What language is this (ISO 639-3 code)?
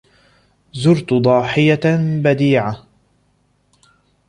ara